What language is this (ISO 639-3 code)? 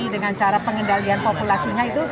ind